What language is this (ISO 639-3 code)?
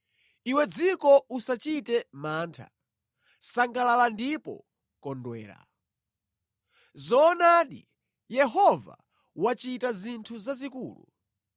nya